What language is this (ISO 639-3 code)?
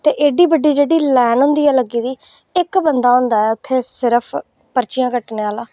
doi